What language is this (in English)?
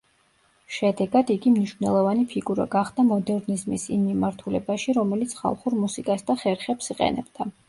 Georgian